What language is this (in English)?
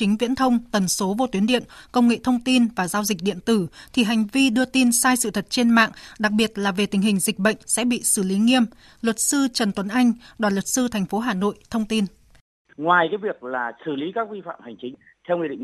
Vietnamese